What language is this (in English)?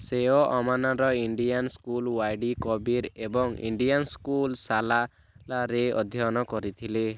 Odia